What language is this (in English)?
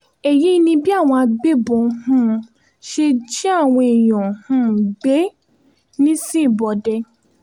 Yoruba